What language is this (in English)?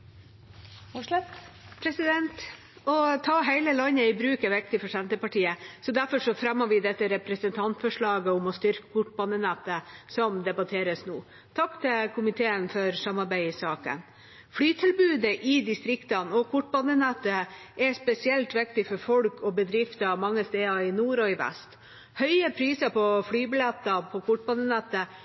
Norwegian Bokmål